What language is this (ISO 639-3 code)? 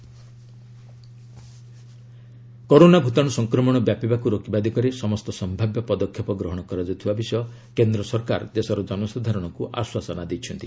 ori